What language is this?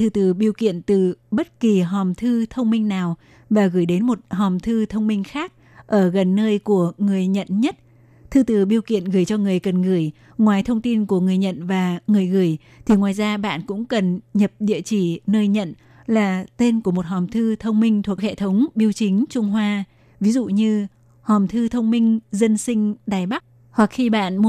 Vietnamese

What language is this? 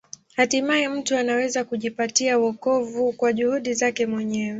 Swahili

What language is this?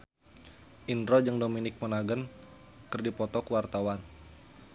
Sundanese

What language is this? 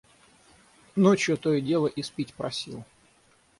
Russian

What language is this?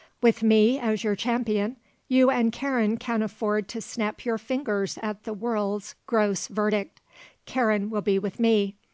English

